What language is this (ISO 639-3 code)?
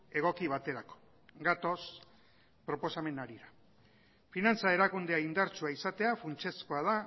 eus